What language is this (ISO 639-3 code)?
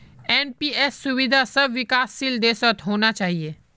mag